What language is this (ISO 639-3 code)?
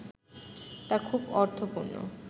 ben